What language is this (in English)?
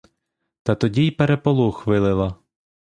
Ukrainian